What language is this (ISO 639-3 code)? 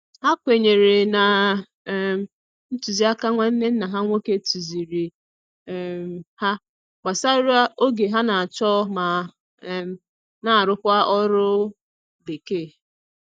ibo